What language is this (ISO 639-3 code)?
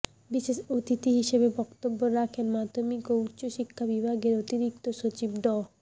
ben